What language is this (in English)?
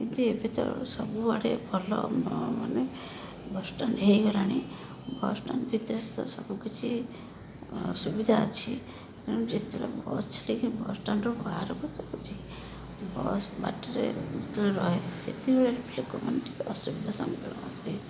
Odia